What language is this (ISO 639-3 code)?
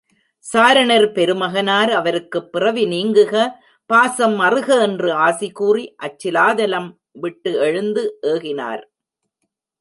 tam